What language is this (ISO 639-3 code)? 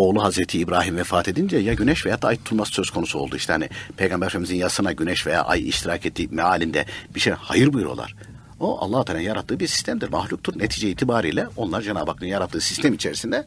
tur